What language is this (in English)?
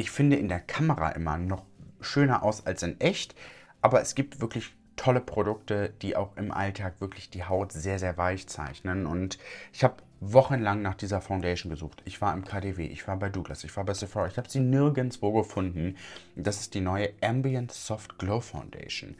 German